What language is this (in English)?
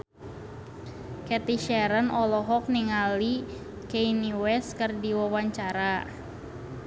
Sundanese